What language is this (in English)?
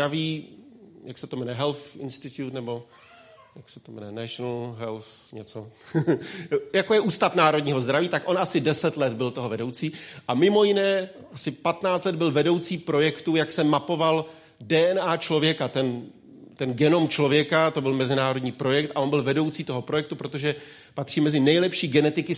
Czech